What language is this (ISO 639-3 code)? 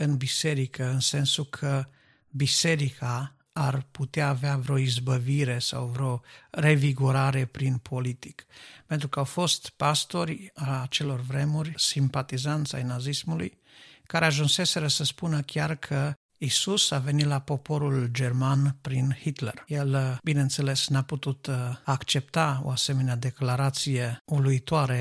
ron